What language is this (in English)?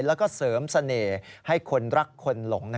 Thai